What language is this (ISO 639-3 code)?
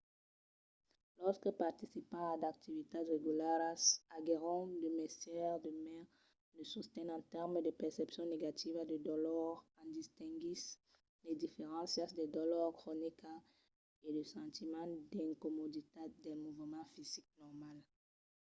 oci